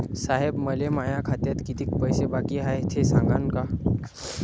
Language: Marathi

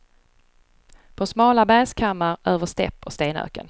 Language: Swedish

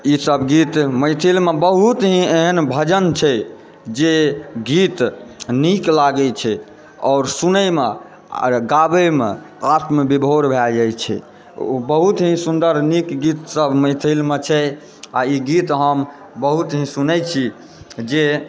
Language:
Maithili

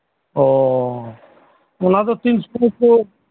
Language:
Santali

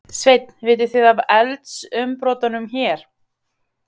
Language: Icelandic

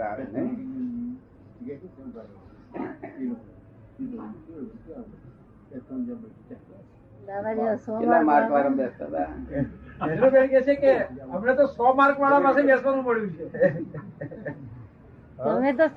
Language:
Gujarati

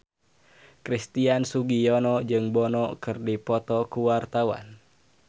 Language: Sundanese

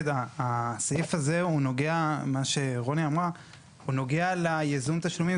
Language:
Hebrew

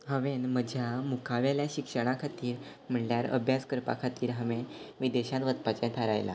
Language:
Konkani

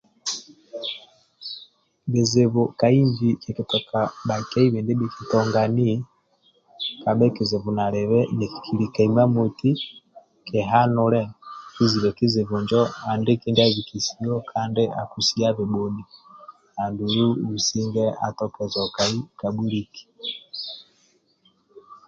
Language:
Amba (Uganda)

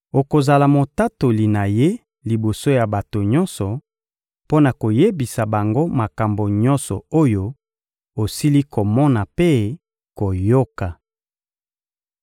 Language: Lingala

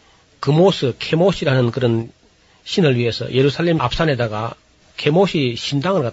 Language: Korean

